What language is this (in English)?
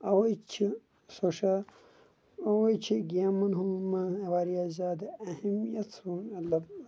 Kashmiri